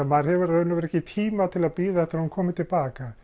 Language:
Icelandic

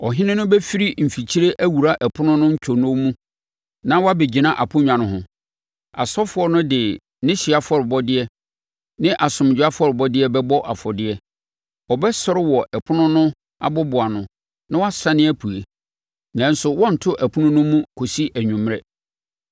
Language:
Akan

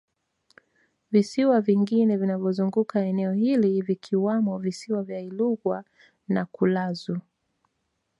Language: Swahili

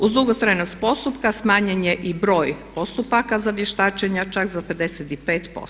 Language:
Croatian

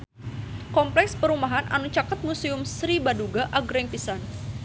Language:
Sundanese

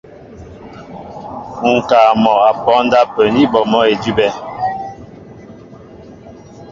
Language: Mbo (Cameroon)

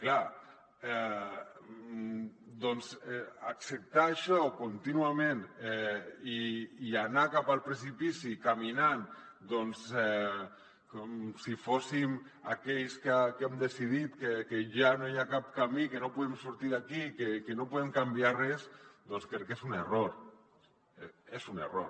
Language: Catalan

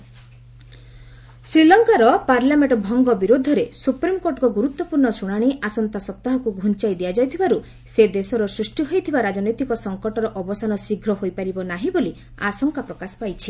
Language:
Odia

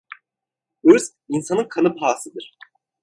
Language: Turkish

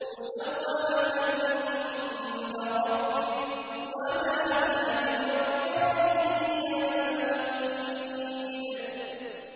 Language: Arabic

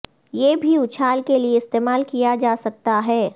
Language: Urdu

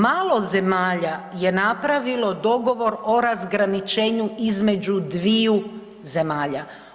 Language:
Croatian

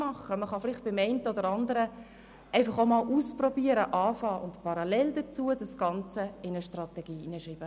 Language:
Swiss German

